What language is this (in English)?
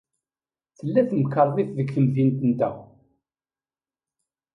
Kabyle